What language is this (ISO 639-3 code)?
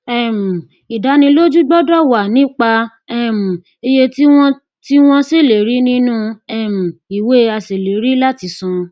yor